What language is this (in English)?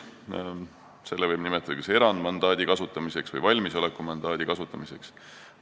Estonian